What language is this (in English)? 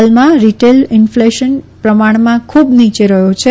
Gujarati